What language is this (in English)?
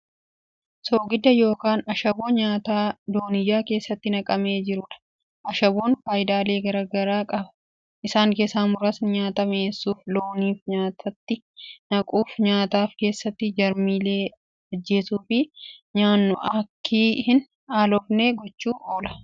Oromo